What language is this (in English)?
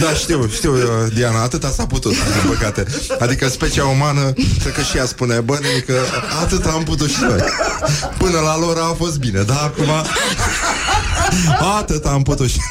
Romanian